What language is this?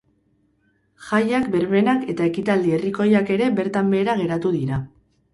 Basque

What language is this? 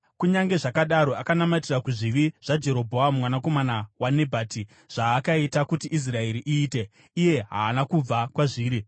Shona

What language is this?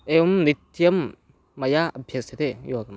Sanskrit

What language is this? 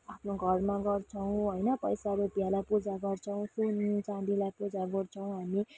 Nepali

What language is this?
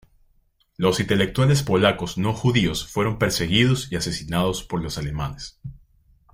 Spanish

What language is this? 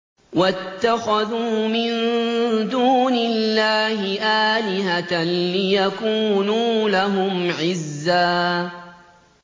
Arabic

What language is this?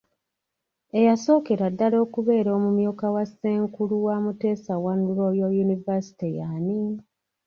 Ganda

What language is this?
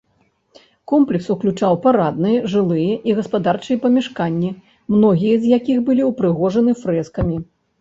Belarusian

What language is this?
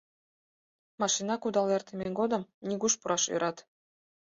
Mari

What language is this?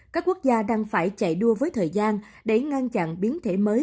Vietnamese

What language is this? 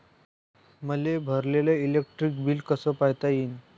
Marathi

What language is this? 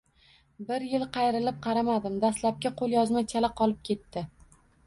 Uzbek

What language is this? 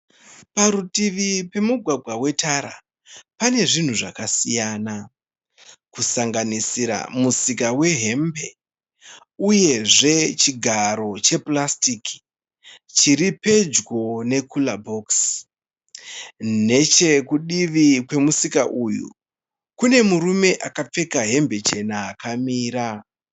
Shona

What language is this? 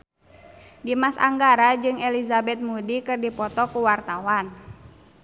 Sundanese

